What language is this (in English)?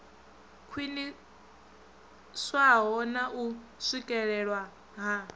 Venda